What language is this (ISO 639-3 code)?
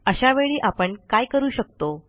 mar